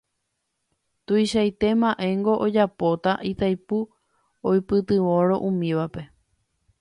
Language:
Guarani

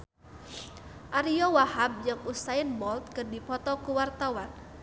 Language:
Sundanese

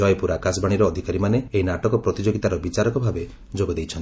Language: Odia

